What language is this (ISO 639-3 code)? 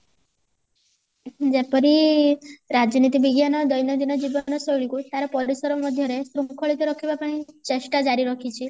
ori